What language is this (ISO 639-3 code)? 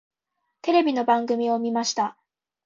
jpn